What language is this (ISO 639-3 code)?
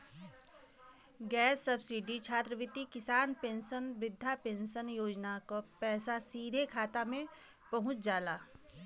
bho